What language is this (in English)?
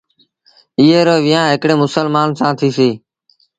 Sindhi Bhil